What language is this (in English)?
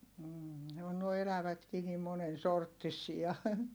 Finnish